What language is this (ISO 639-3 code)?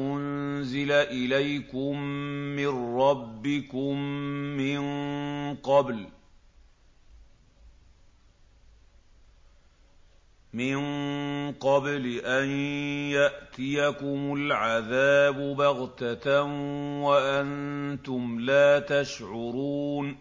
ara